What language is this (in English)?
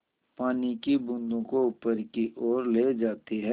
Hindi